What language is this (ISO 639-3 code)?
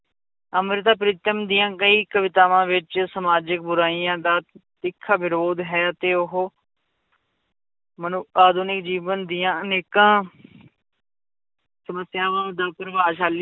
pan